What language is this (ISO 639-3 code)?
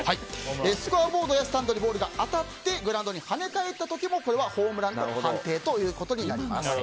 jpn